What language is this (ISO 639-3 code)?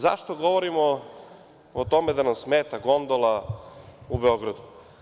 srp